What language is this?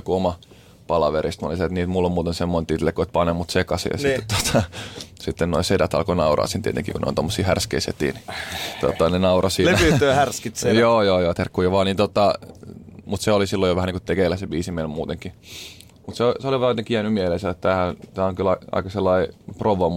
Finnish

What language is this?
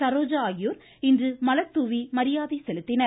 Tamil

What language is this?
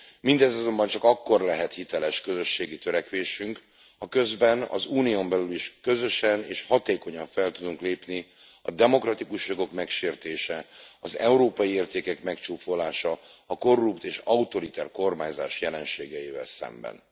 Hungarian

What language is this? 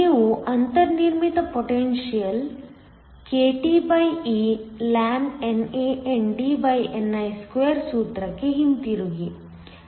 Kannada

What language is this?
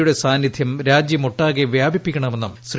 Malayalam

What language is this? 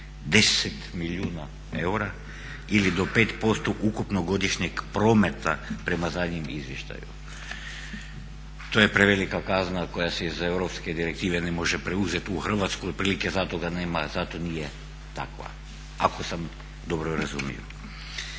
Croatian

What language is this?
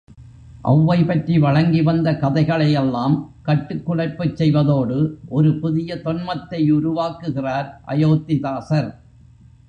Tamil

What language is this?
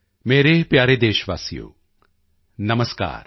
Punjabi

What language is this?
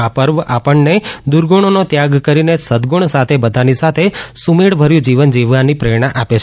Gujarati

